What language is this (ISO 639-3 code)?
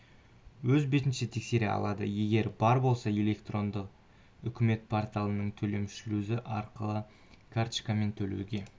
kaz